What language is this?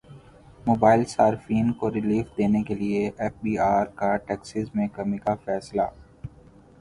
Urdu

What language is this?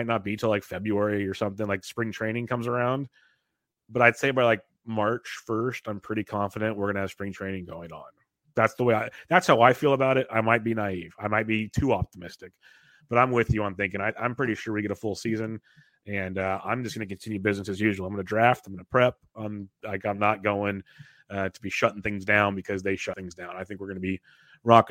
English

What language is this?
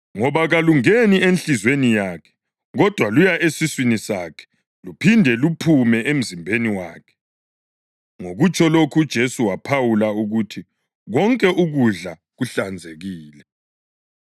North Ndebele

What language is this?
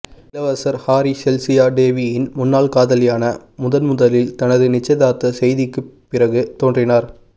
Tamil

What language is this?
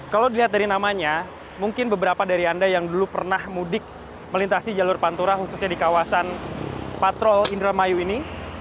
Indonesian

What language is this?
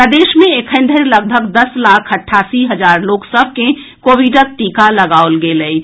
Maithili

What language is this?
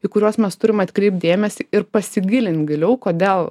Lithuanian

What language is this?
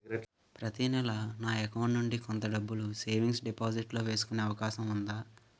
Telugu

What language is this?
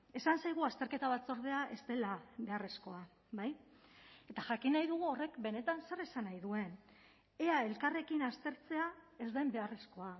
Basque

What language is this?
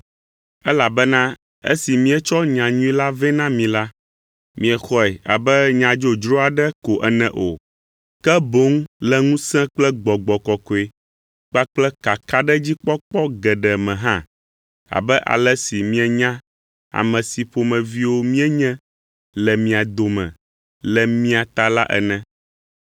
Ewe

